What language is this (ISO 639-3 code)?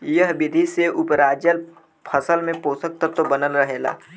bho